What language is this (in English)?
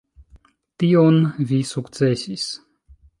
Esperanto